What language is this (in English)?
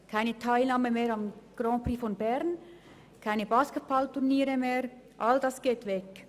Swiss German